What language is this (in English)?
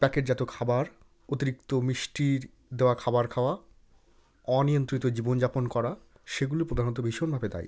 Bangla